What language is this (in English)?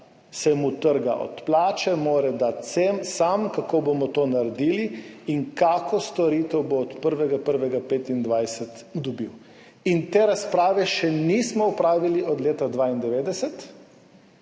Slovenian